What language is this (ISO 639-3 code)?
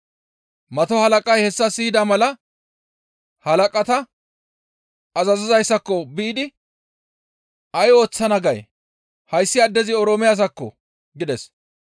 gmv